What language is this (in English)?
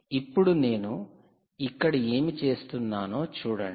Telugu